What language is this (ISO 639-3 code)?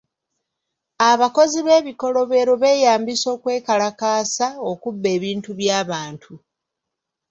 lug